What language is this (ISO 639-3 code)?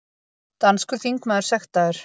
isl